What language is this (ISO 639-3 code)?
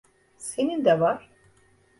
tur